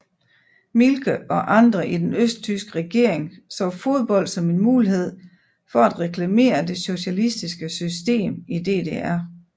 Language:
Danish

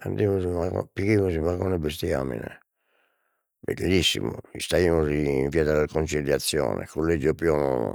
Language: Sardinian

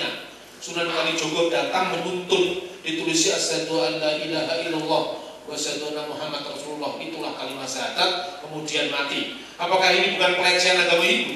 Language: Indonesian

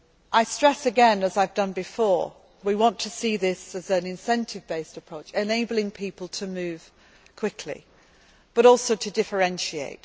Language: English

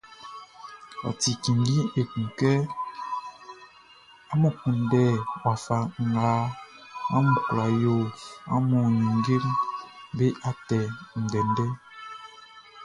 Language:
Baoulé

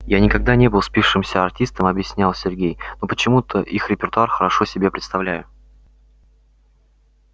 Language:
Russian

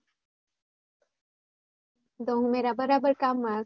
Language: Gujarati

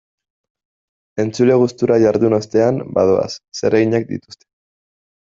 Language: Basque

